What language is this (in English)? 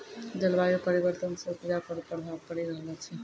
Maithili